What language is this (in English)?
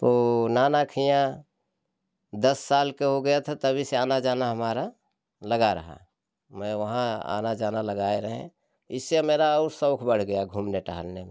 Hindi